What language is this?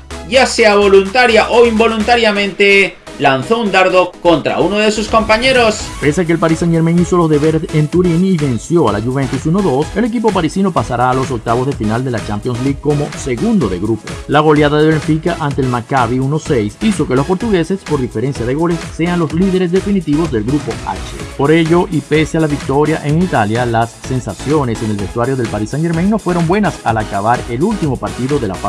Spanish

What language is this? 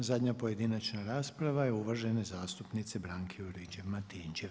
Croatian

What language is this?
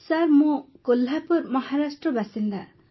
Odia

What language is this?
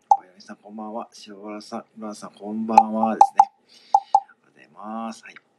Japanese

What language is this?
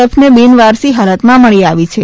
Gujarati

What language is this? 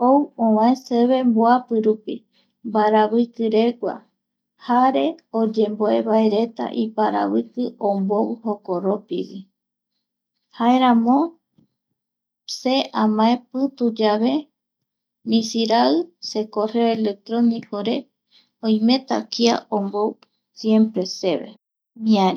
Eastern Bolivian Guaraní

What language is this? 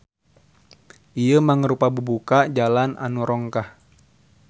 Sundanese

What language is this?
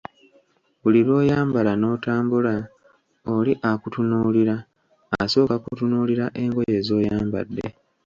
Ganda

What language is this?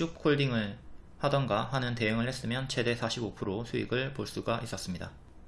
Korean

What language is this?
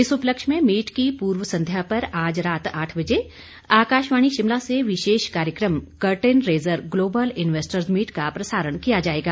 Hindi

